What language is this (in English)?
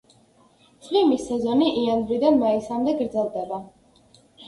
Georgian